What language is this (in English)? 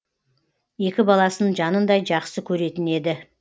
Kazakh